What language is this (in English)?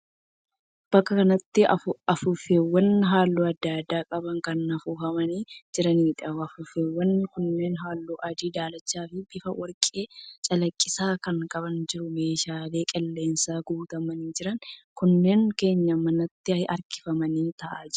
Oromo